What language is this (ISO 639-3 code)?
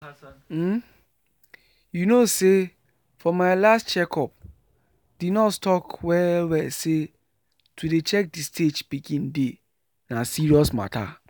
pcm